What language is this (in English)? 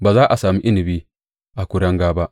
Hausa